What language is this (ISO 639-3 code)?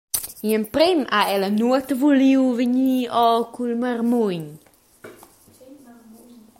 roh